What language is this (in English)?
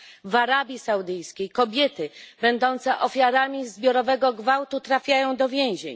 Polish